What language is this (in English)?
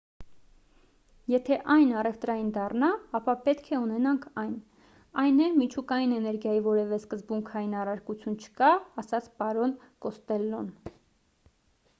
Armenian